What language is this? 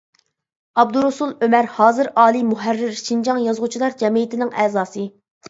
Uyghur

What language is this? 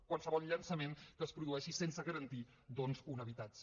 Catalan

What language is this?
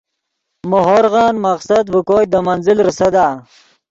Yidgha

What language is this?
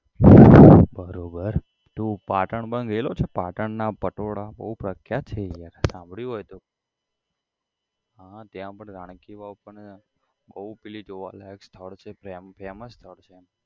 Gujarati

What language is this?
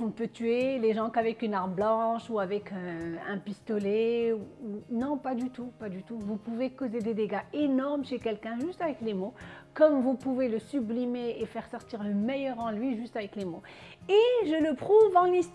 French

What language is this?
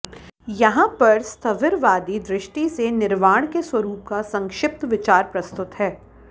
Sanskrit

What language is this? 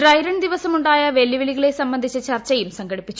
Malayalam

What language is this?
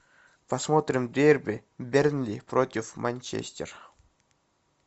Russian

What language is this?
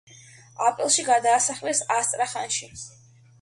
Georgian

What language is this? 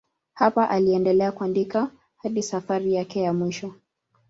Swahili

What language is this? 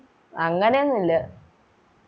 Malayalam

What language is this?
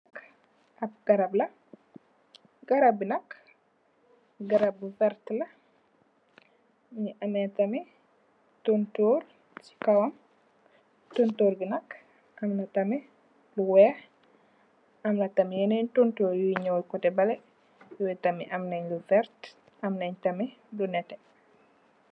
Wolof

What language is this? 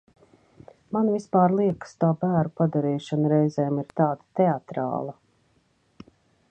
Latvian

